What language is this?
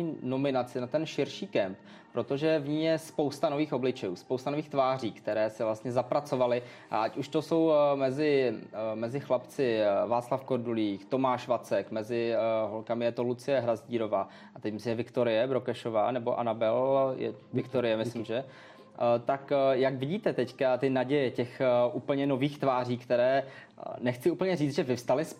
Czech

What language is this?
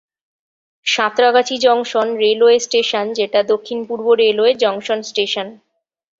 Bangla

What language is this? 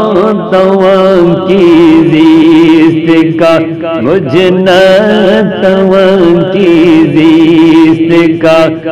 Arabic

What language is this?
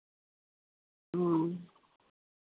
Santali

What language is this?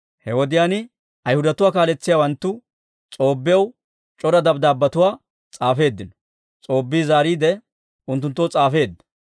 Dawro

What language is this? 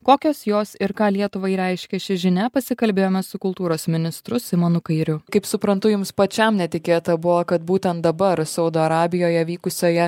Lithuanian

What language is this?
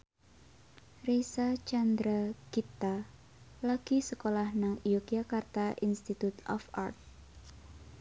Javanese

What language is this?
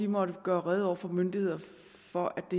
Danish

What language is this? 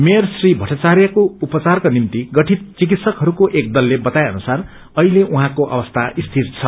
Nepali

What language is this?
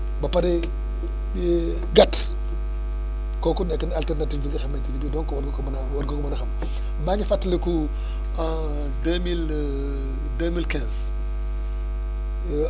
Wolof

